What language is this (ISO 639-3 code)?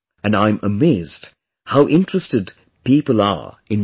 eng